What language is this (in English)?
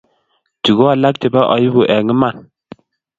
Kalenjin